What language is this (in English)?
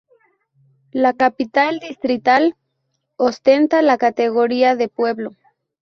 Spanish